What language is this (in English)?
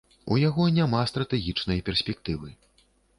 Belarusian